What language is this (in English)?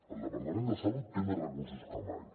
Catalan